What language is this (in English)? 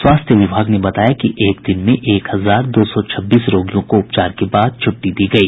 Hindi